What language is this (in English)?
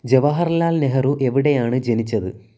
Malayalam